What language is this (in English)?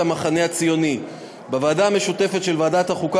Hebrew